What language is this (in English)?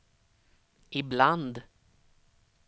Swedish